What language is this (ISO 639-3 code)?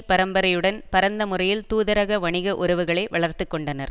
tam